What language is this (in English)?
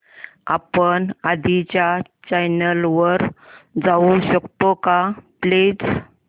Marathi